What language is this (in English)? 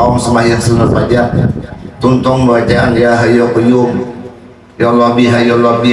Indonesian